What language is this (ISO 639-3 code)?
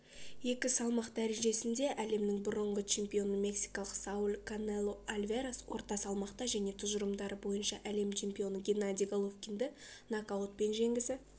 kaz